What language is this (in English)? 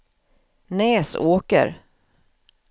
Swedish